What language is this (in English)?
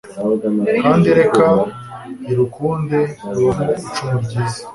Kinyarwanda